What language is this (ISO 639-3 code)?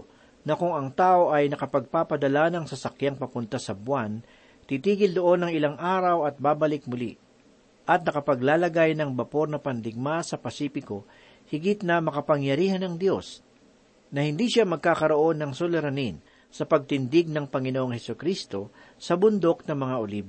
fil